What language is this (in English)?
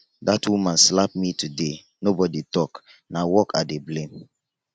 Nigerian Pidgin